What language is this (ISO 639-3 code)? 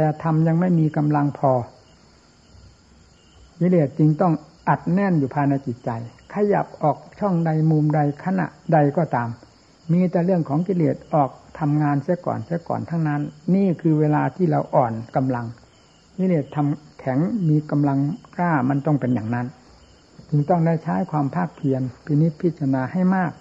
tha